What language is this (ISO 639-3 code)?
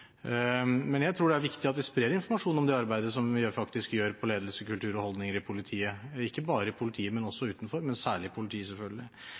nob